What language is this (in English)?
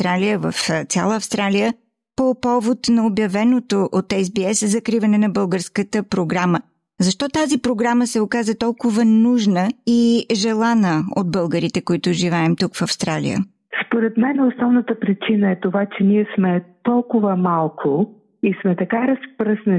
Bulgarian